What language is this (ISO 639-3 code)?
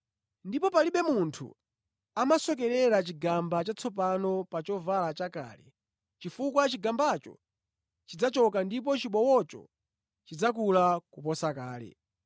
nya